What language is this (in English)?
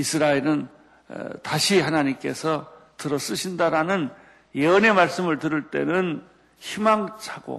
Korean